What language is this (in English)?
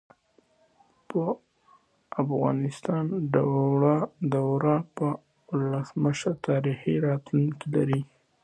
Pashto